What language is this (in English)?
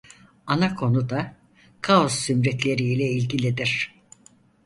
Turkish